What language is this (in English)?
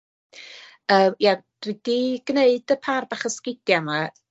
Welsh